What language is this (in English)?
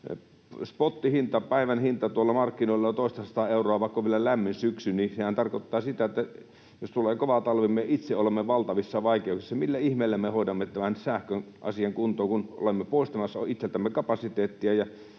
Finnish